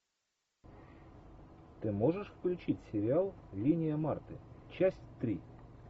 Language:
Russian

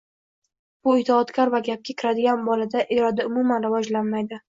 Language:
Uzbek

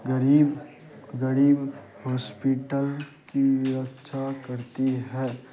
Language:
Urdu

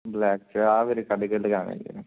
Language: Punjabi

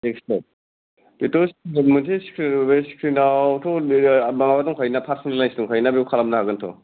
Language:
Bodo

